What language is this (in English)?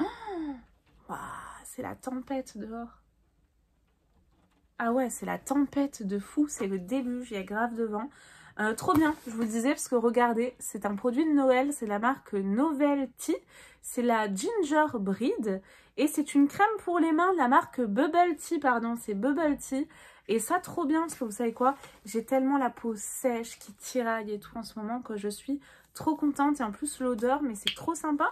French